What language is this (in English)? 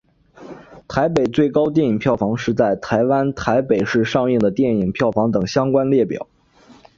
Chinese